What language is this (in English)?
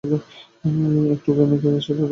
Bangla